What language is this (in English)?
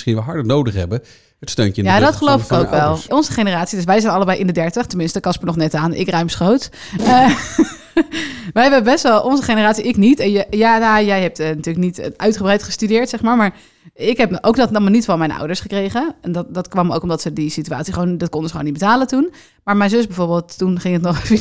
Dutch